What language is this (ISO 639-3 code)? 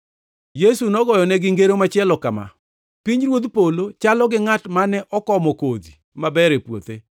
luo